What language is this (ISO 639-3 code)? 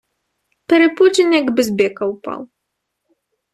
ukr